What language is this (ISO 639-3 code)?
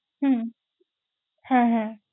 ben